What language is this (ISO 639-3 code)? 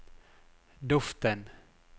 nor